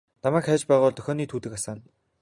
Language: Mongolian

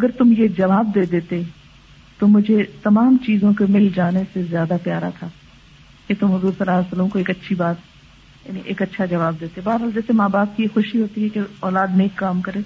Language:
Urdu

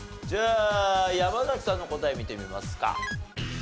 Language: Japanese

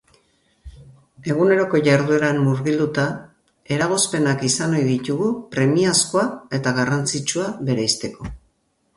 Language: Basque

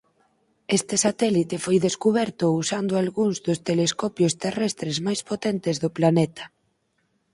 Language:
Galician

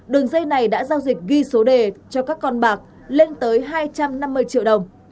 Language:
Vietnamese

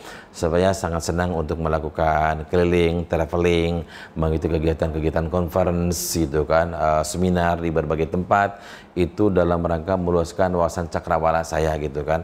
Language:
Indonesian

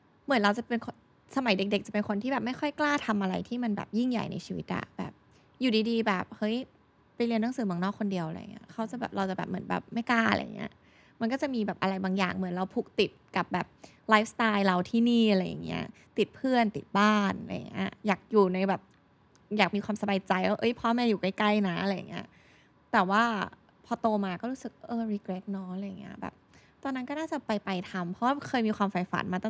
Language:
Thai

